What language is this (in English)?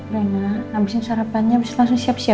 Indonesian